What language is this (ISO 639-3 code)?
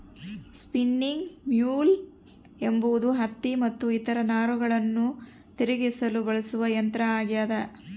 kan